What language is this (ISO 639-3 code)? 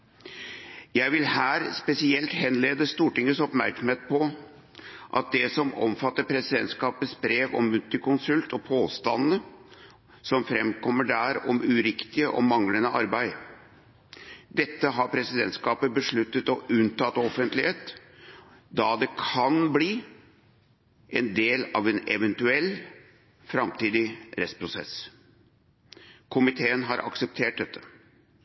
nob